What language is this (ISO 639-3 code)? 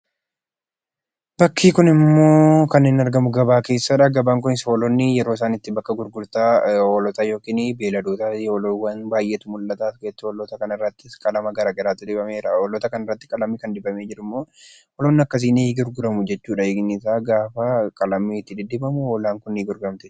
orm